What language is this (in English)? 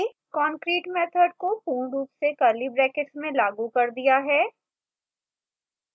Hindi